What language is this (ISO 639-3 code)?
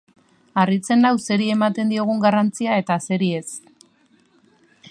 eus